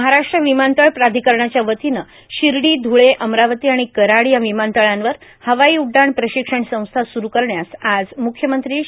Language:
Marathi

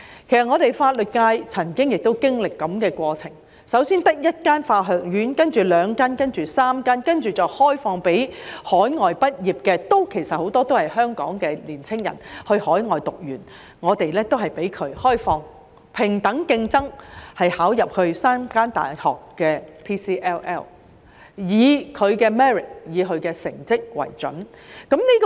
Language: Cantonese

